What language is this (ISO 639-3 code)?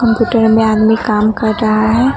hin